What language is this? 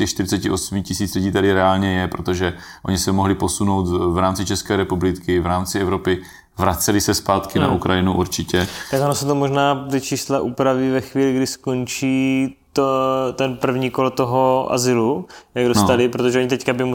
Czech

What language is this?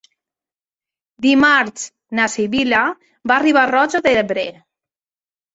Catalan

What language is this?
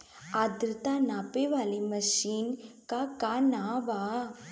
Bhojpuri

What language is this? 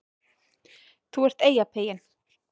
Icelandic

